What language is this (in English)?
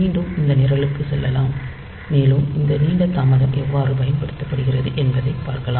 Tamil